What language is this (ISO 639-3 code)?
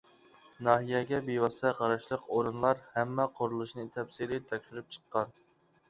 uig